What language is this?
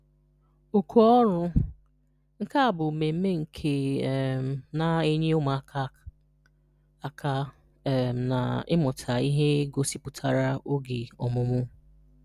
Igbo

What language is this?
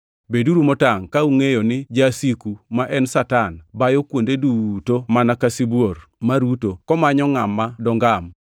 Luo (Kenya and Tanzania)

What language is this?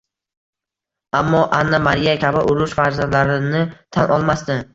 Uzbek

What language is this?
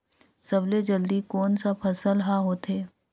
Chhattisgarhi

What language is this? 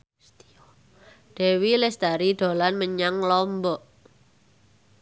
Javanese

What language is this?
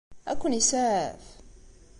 Kabyle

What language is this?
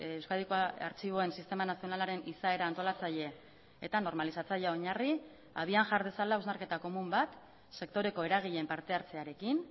Basque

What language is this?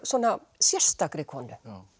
Icelandic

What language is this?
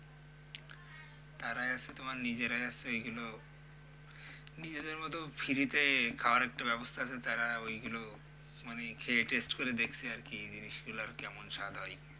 Bangla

